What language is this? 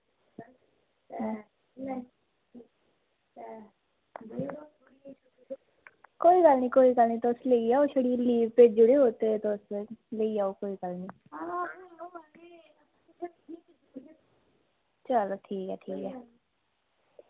Dogri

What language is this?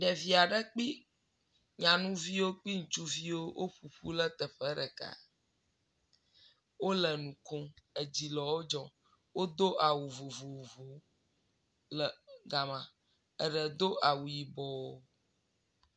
Ewe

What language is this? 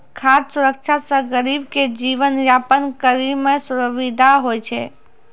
Maithili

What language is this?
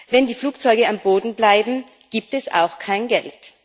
German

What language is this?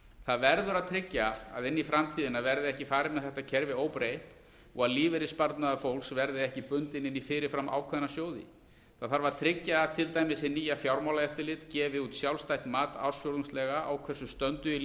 Icelandic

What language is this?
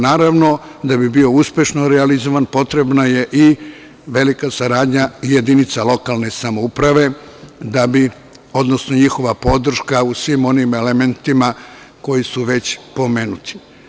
Serbian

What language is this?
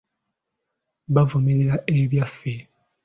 Ganda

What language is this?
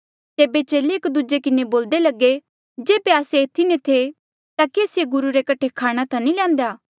Mandeali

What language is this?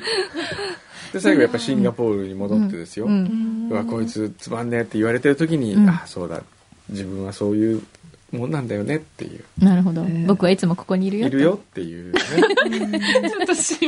Japanese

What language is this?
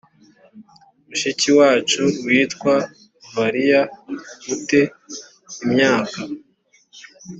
Kinyarwanda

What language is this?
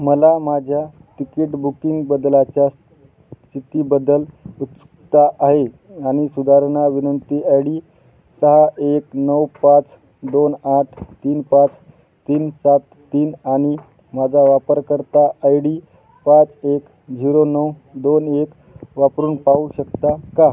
Marathi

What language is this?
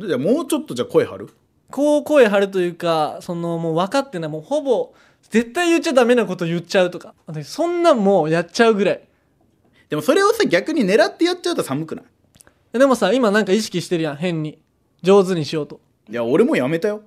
Japanese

